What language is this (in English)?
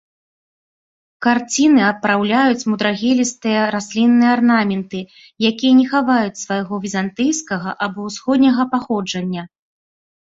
Belarusian